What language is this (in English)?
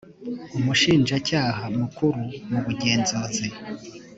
Kinyarwanda